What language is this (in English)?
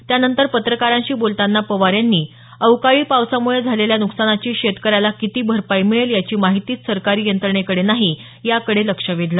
Marathi